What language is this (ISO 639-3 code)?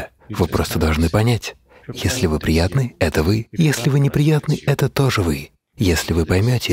rus